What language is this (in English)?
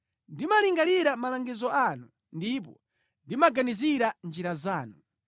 Nyanja